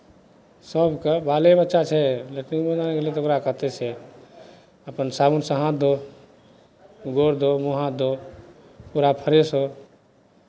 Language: Maithili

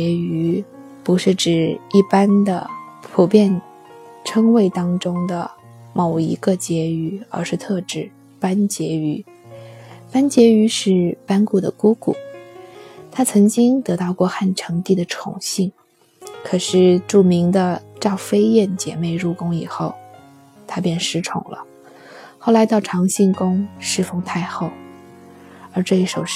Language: Chinese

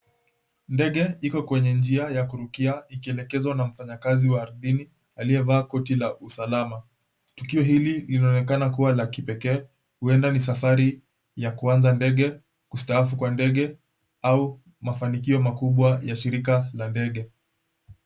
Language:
Swahili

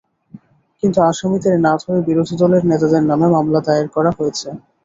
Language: Bangla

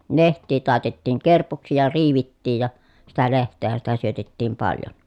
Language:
Finnish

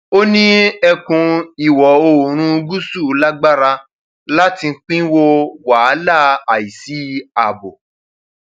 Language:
Yoruba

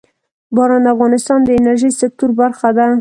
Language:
Pashto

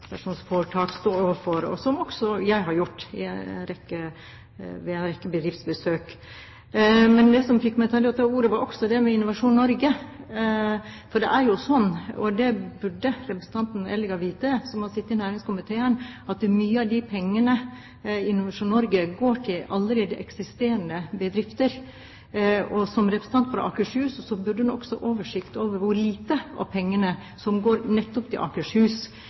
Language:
Norwegian Bokmål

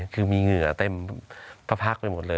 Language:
Thai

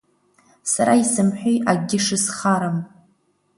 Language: Abkhazian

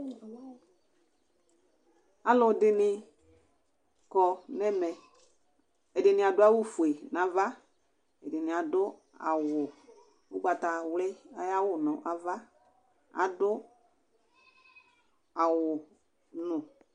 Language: Ikposo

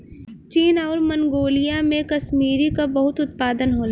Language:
Bhojpuri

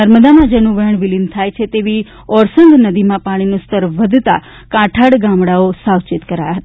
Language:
Gujarati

